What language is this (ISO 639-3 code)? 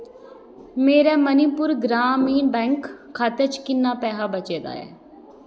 doi